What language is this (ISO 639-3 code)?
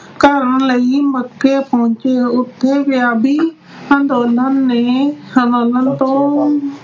pan